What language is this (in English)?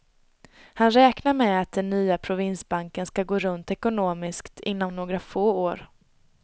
Swedish